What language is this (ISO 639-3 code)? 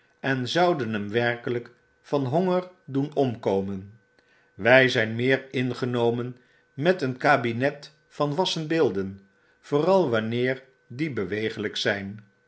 nld